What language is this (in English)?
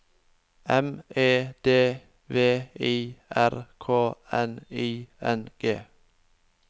Norwegian